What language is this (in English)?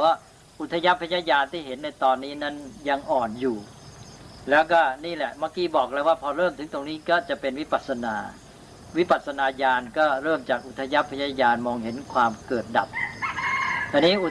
Thai